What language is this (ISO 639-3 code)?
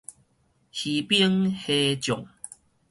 nan